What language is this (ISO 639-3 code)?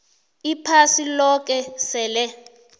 nbl